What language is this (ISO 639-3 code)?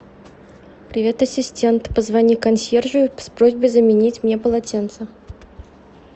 rus